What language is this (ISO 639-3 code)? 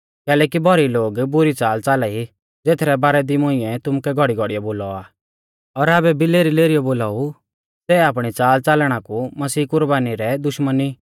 bfz